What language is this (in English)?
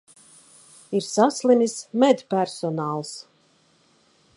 Latvian